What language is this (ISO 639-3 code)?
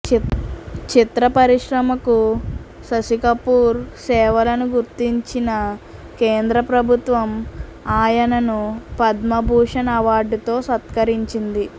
tel